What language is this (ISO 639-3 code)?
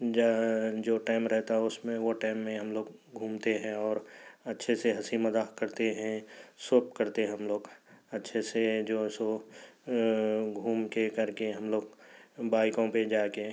urd